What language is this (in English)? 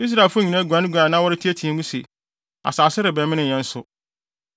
Akan